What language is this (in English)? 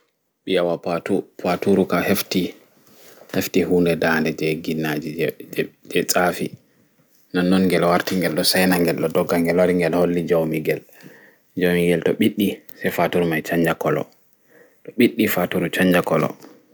Fula